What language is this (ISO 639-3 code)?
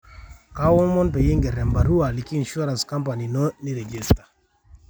mas